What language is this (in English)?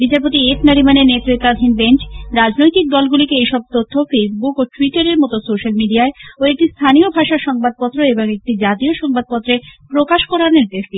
Bangla